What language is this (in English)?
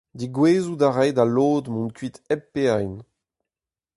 Breton